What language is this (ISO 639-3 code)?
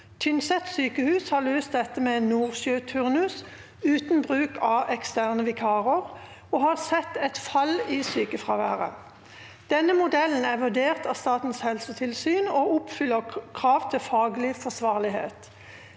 nor